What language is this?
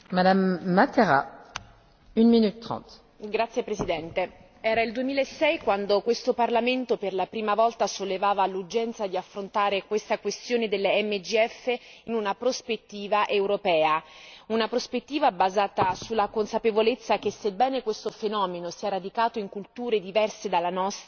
Italian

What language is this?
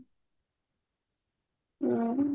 Odia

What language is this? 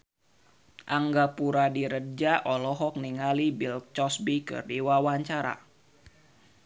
Sundanese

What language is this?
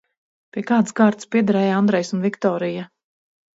Latvian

